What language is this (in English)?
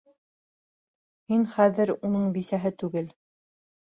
Bashkir